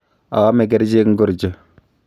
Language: Kalenjin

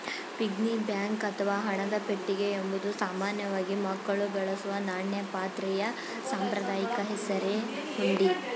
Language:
Kannada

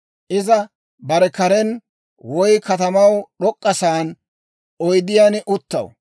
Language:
Dawro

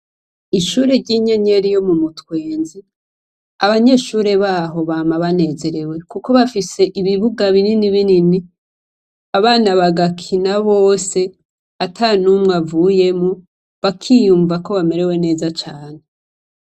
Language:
Rundi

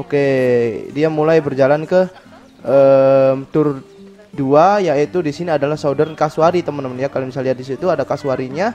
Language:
Indonesian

